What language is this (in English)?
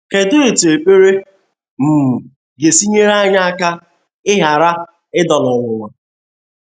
Igbo